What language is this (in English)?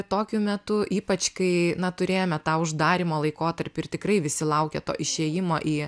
Lithuanian